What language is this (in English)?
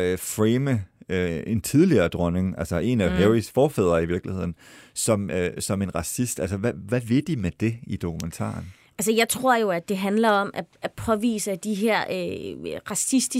Danish